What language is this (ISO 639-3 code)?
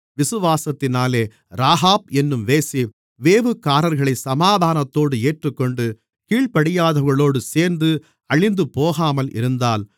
tam